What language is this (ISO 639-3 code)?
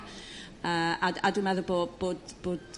cym